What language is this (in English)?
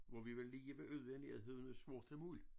Danish